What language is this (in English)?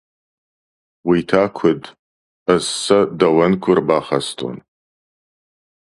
Ossetic